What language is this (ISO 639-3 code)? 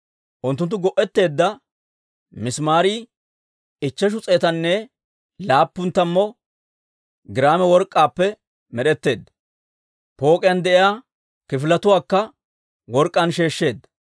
dwr